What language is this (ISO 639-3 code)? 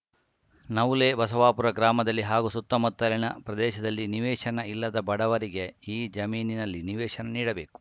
kan